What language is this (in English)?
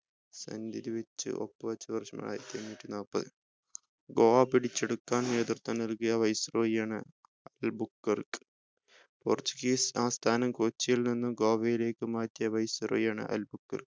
Malayalam